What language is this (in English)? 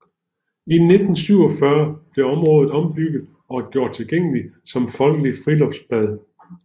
Danish